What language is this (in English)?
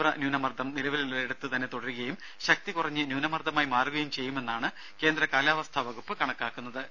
Malayalam